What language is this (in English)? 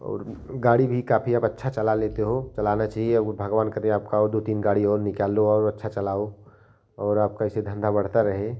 Hindi